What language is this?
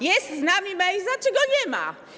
Polish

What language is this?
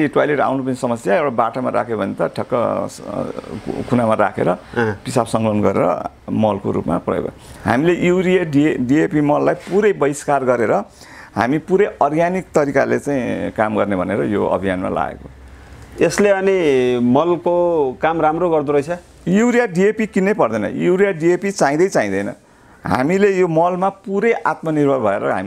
Dutch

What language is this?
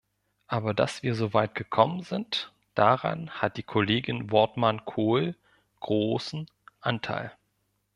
German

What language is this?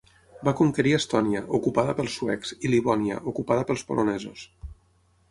Catalan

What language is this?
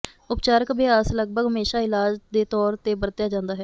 Punjabi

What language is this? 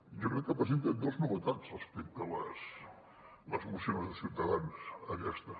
Catalan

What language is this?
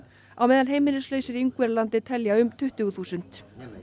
Icelandic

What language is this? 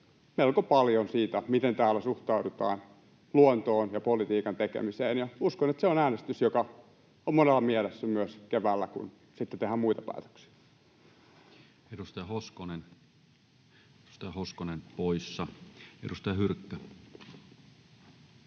Finnish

